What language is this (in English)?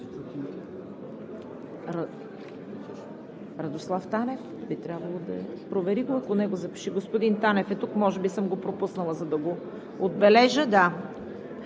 Bulgarian